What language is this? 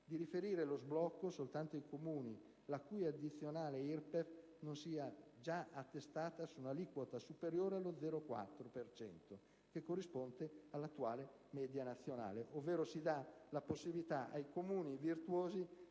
Italian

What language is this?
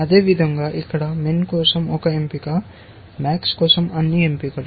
Telugu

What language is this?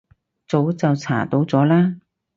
Cantonese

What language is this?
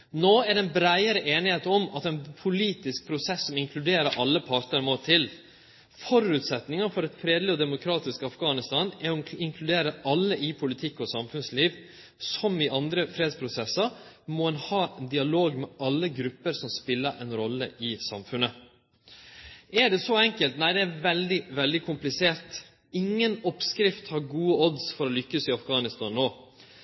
Norwegian Nynorsk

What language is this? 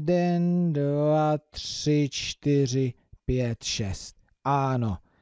Czech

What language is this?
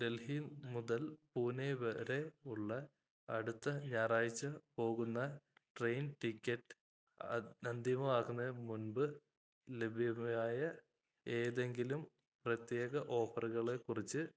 Malayalam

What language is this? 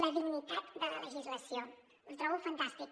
Catalan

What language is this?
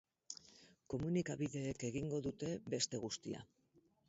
Basque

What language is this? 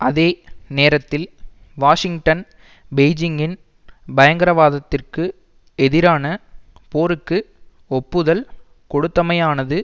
Tamil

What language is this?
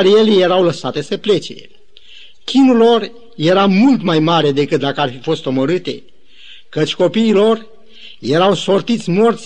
Romanian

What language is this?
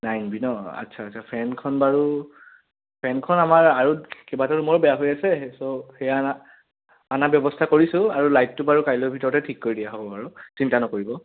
Assamese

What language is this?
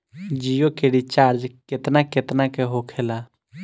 Bhojpuri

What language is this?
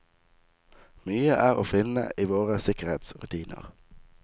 Norwegian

